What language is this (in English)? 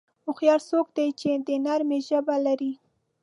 Pashto